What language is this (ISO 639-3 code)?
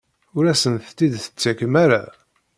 kab